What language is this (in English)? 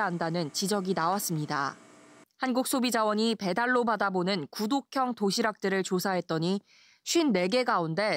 Korean